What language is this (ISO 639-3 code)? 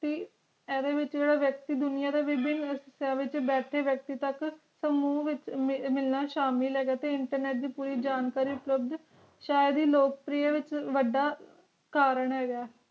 pan